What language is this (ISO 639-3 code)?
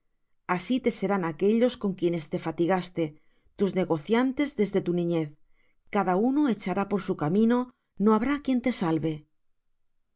spa